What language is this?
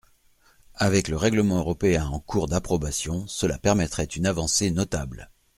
French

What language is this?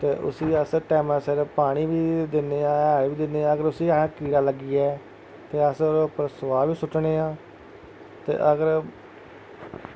Dogri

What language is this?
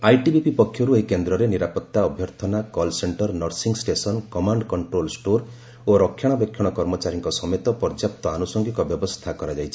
Odia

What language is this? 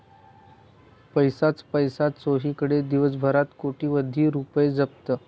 Marathi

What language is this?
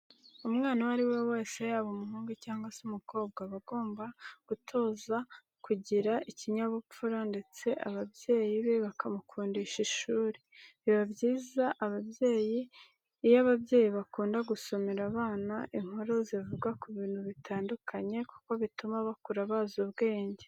Kinyarwanda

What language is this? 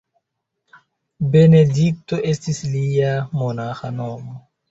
Esperanto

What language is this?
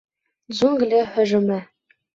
Bashkir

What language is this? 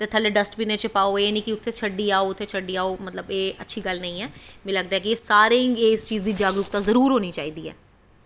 Dogri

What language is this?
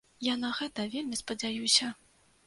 Belarusian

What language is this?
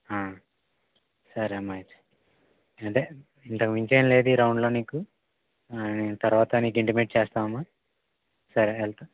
Telugu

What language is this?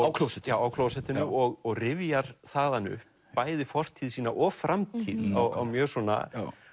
Icelandic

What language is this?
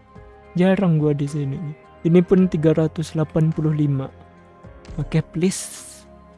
Indonesian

